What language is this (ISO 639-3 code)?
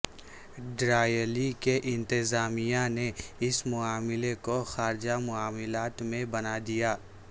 urd